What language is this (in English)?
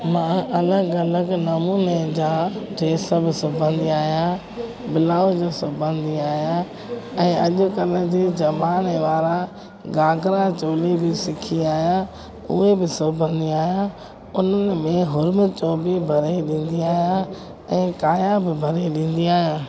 Sindhi